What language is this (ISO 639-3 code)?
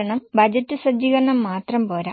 mal